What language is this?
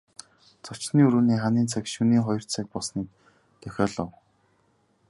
Mongolian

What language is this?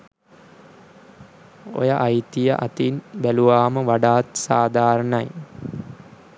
Sinhala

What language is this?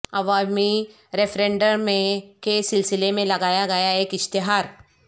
Urdu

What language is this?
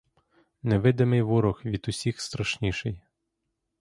Ukrainian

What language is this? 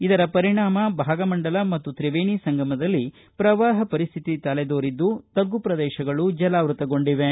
Kannada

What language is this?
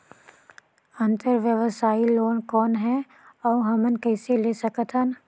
Chhattisgarhi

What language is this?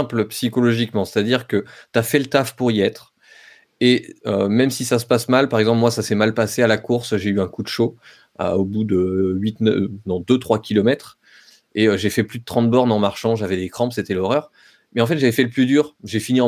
French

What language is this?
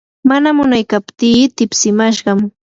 Yanahuanca Pasco Quechua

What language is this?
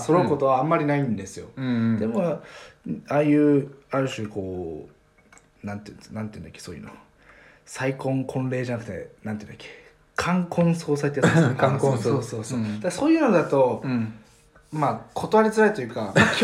Japanese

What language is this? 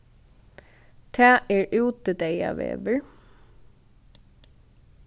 Faroese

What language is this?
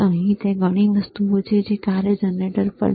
Gujarati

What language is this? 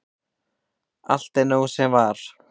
Icelandic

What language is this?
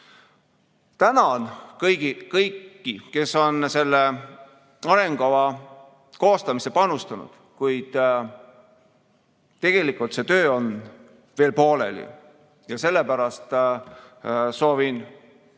Estonian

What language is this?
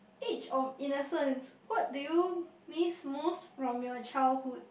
English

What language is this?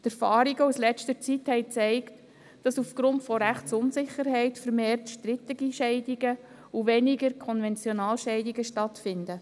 Swiss German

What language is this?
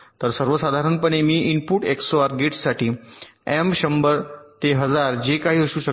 Marathi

